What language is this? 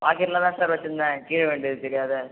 Tamil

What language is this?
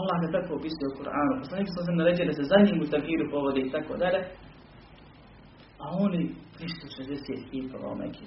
Croatian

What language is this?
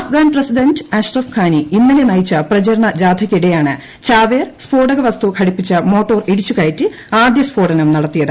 Malayalam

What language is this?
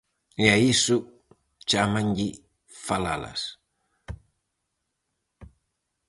Galician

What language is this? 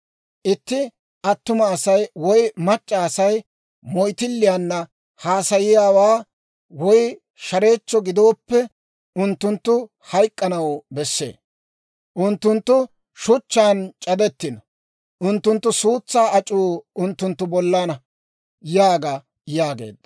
Dawro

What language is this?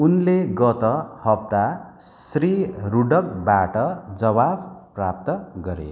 Nepali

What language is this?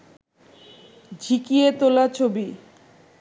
Bangla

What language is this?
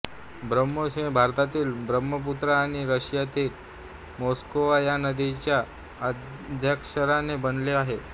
Marathi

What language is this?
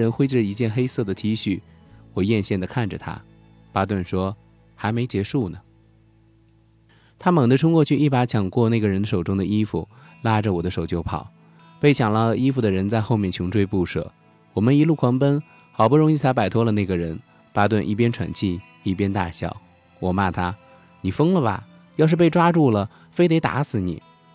Chinese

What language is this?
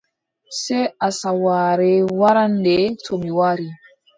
Adamawa Fulfulde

